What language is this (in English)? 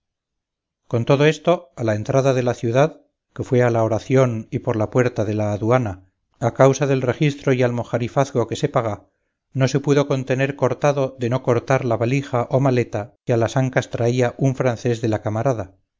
Spanish